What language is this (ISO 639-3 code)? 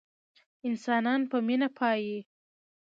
pus